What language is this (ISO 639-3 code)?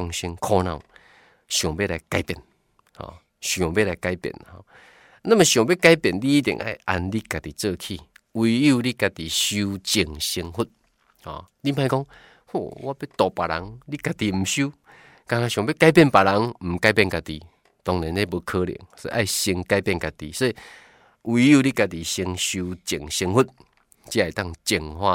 zho